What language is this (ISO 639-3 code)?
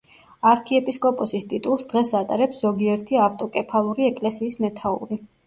kat